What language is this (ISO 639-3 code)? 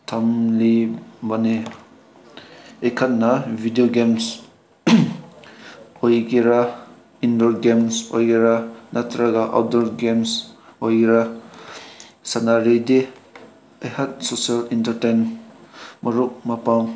mni